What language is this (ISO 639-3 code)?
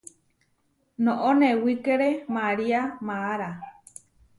var